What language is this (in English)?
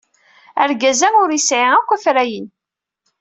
Kabyle